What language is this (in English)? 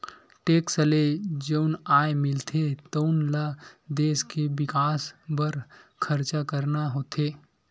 Chhattisgarhi